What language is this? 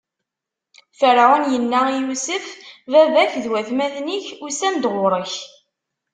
Kabyle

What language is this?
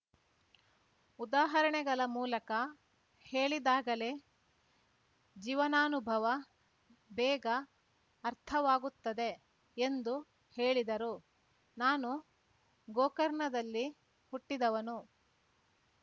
Kannada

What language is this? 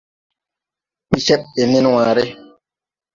Tupuri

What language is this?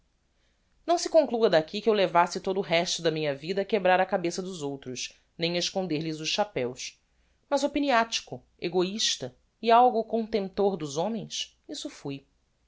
Portuguese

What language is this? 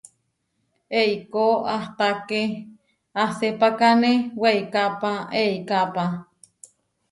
Huarijio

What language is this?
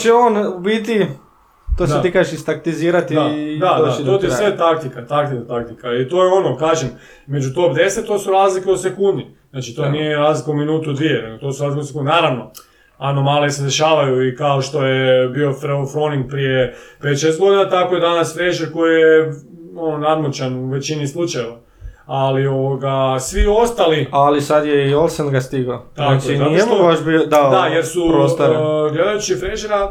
Croatian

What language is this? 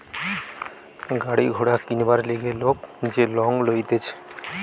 Bangla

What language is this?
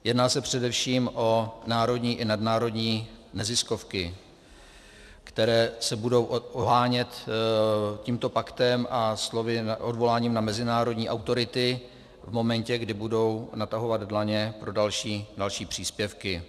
Czech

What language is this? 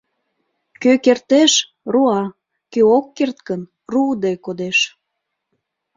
Mari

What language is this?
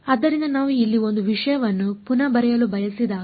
Kannada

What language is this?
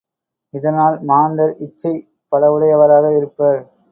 Tamil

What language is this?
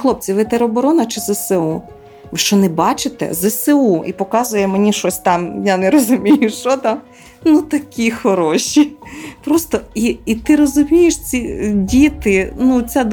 Ukrainian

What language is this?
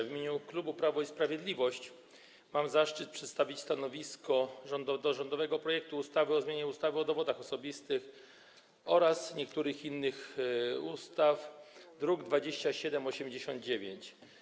Polish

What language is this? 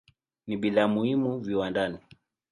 Swahili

